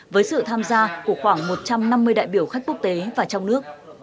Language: Vietnamese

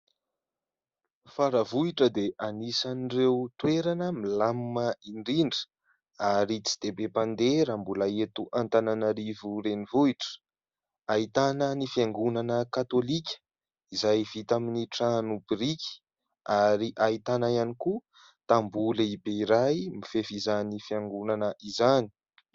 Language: Malagasy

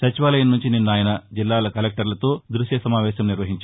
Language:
Telugu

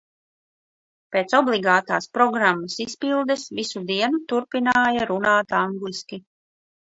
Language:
Latvian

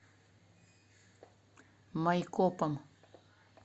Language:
Russian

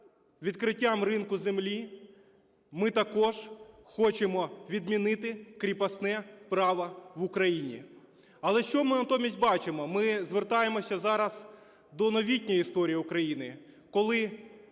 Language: Ukrainian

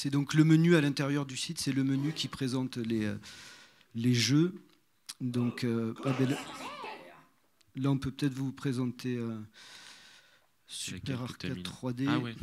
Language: French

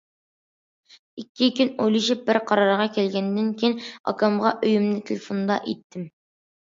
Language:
Uyghur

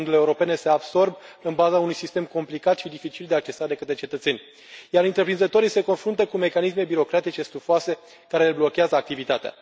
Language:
Romanian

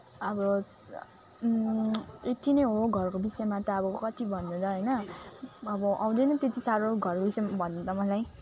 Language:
Nepali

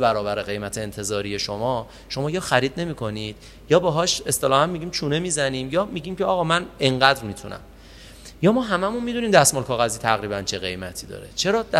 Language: Persian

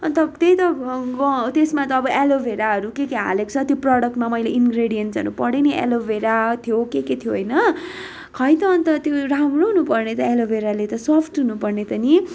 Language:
Nepali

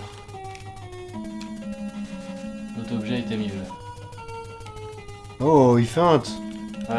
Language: French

